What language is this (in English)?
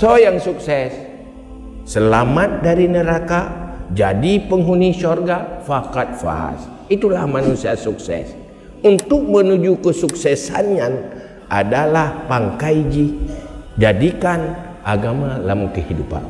Malay